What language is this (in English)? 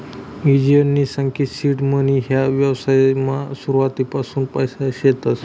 Marathi